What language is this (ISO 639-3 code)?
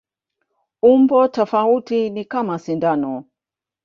swa